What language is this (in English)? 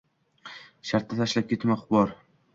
Uzbek